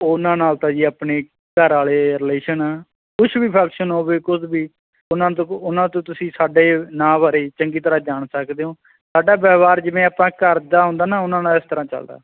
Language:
Punjabi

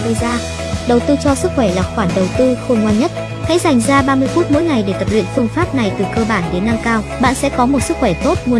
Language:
Vietnamese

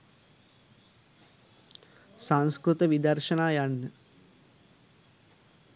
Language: Sinhala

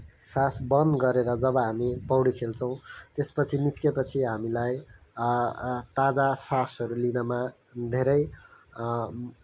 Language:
Nepali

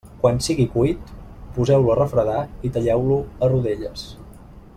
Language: Catalan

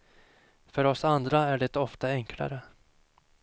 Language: Swedish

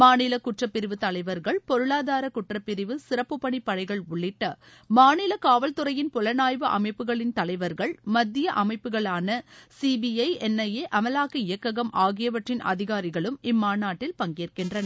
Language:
Tamil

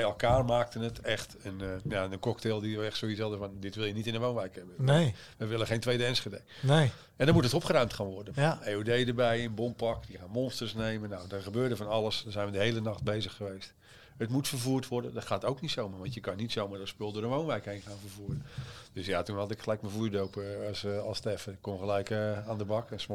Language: Dutch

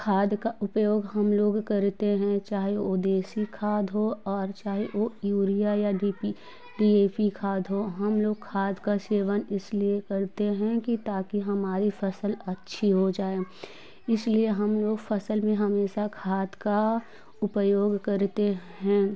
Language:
Hindi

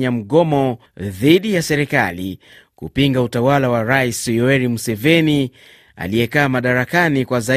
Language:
Swahili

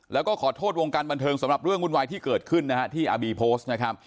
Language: Thai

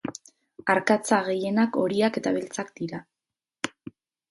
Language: Basque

